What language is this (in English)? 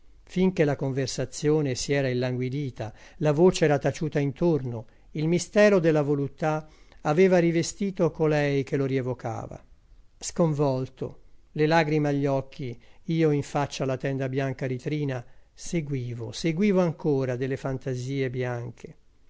Italian